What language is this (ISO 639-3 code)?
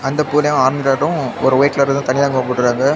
tam